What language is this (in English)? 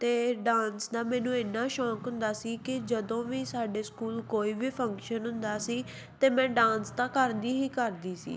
Punjabi